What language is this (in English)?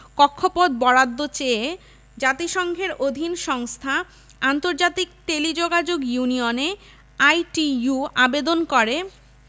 Bangla